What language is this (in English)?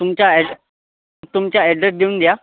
Marathi